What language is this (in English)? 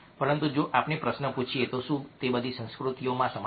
Gujarati